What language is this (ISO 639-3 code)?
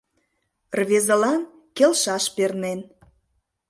chm